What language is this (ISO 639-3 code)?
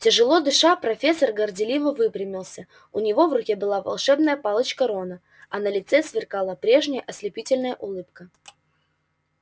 rus